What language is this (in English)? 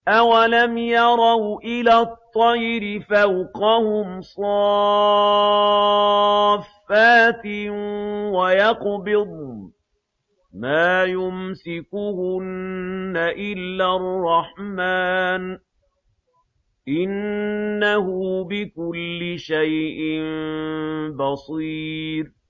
Arabic